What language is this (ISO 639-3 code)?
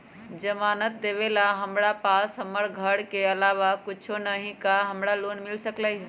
mag